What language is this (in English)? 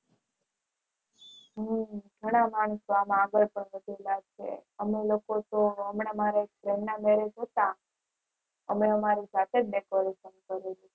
Gujarati